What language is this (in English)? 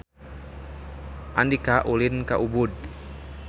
Sundanese